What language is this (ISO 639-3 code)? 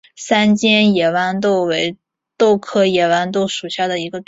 zho